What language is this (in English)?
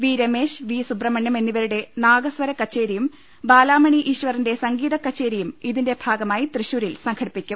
Malayalam